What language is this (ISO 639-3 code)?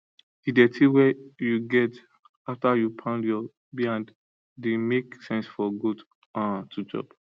pcm